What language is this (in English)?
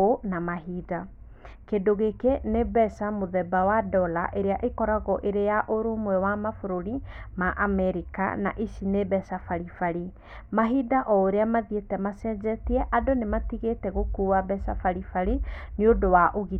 Kikuyu